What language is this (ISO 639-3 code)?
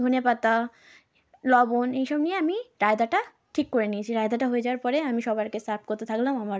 ben